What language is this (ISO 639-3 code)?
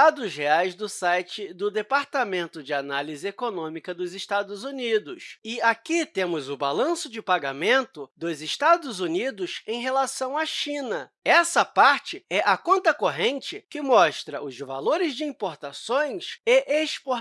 por